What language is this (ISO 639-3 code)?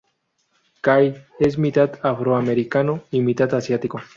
spa